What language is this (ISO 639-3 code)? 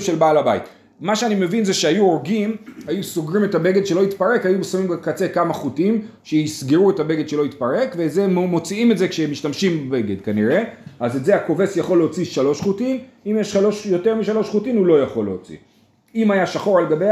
heb